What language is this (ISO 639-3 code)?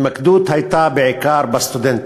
heb